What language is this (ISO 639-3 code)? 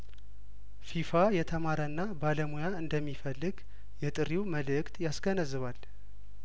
amh